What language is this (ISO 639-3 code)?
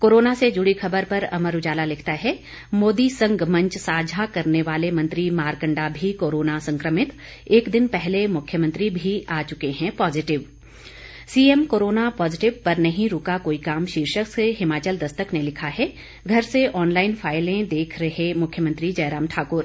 hin